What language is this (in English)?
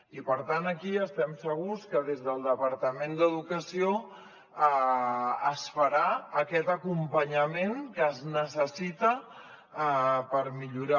Catalan